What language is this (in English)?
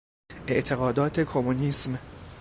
Persian